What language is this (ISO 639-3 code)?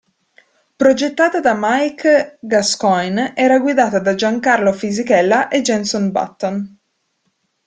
ita